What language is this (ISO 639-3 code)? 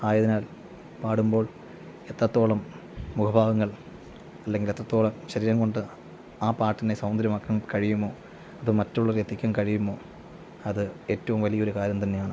mal